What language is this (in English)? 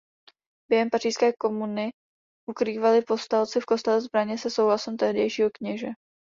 Czech